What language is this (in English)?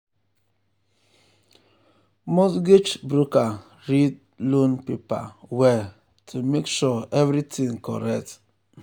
Nigerian Pidgin